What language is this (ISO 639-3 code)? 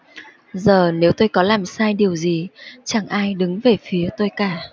vie